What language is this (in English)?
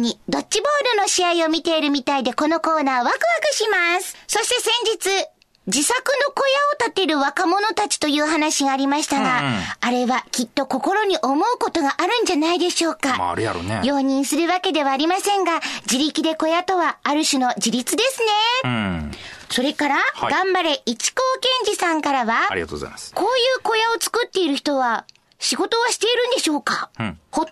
Japanese